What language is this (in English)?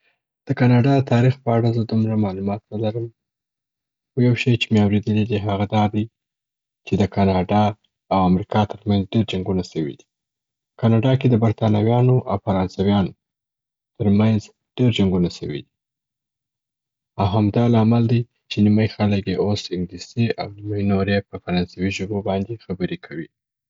Southern Pashto